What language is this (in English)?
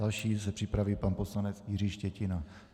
Czech